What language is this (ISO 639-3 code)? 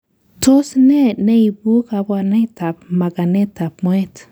kln